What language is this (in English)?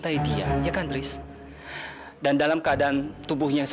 Indonesian